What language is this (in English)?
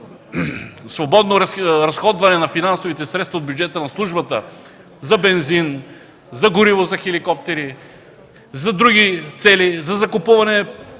Bulgarian